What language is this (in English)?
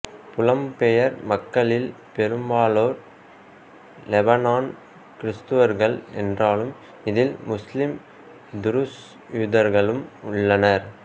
Tamil